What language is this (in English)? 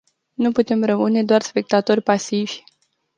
Romanian